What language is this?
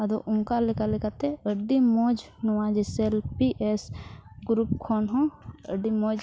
Santali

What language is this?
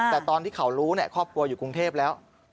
Thai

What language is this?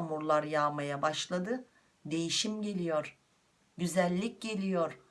Turkish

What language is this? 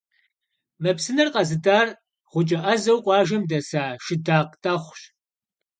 Kabardian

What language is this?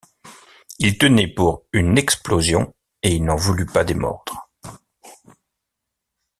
French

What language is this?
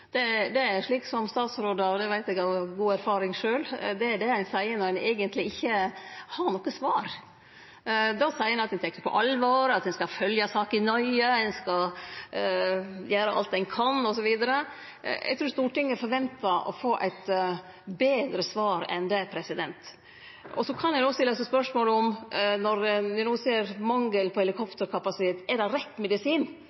Norwegian Nynorsk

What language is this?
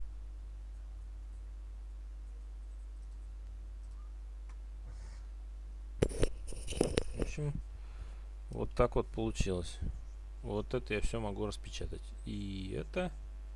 Russian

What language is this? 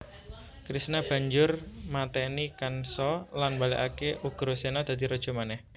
Javanese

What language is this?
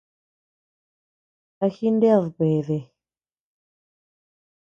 Tepeuxila Cuicatec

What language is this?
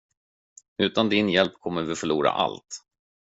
Swedish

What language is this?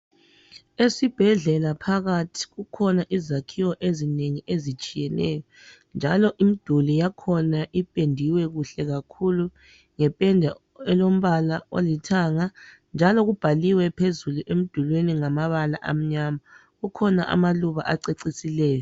North Ndebele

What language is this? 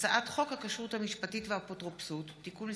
Hebrew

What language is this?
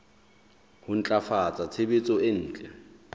Southern Sotho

